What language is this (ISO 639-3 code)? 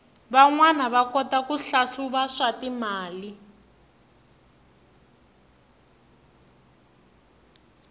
tso